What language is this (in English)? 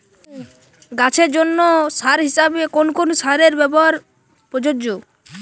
Bangla